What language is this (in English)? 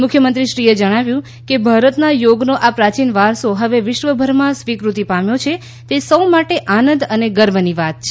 Gujarati